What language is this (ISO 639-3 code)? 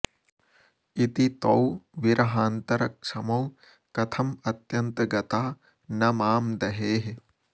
san